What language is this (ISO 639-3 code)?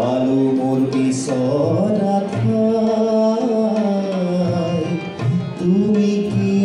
ara